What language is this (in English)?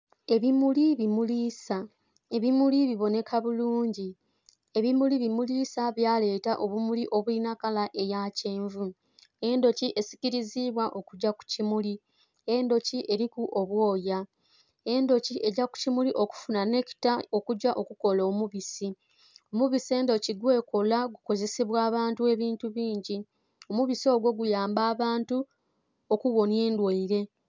Soga